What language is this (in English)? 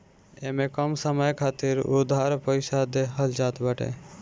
Bhojpuri